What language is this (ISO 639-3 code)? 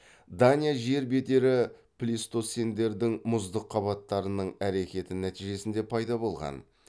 kaz